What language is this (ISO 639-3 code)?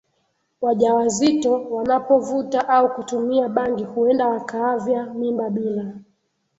swa